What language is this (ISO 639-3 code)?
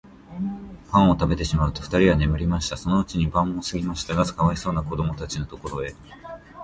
jpn